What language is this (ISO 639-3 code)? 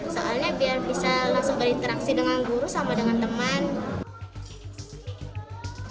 ind